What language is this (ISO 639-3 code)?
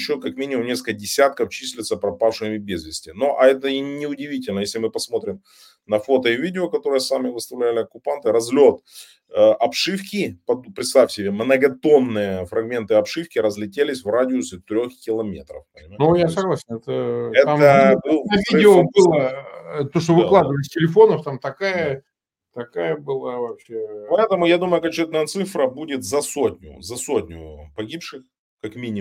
rus